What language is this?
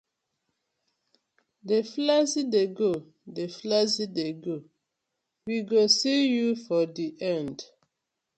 Nigerian Pidgin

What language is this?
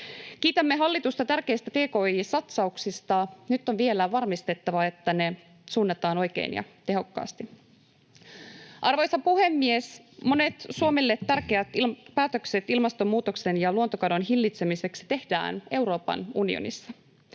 Finnish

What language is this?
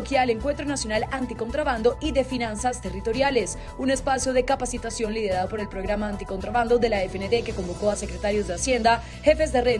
Spanish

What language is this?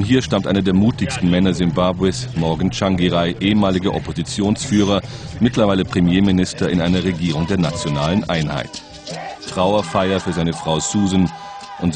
German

